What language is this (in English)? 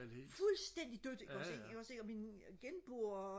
Danish